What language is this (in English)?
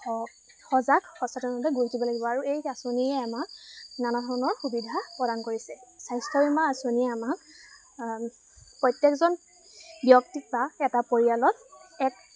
Assamese